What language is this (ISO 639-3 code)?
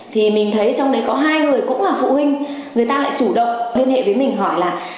vie